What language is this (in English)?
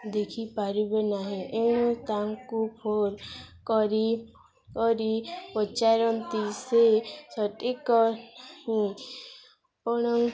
Odia